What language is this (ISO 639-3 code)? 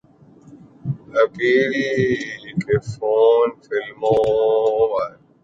urd